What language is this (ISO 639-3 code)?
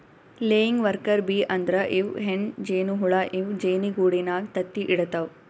kan